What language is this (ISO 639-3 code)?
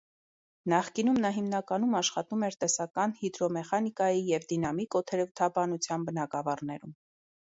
hye